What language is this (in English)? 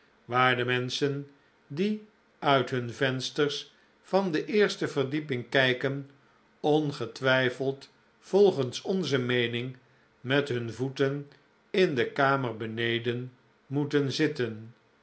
Dutch